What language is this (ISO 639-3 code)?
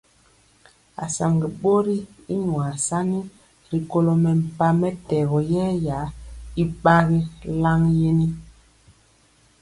mcx